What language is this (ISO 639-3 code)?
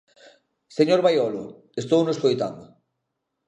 glg